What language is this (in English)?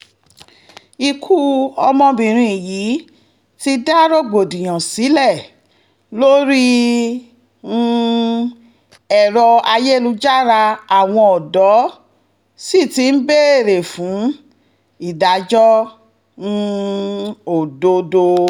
Yoruba